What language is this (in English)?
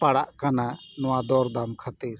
Santali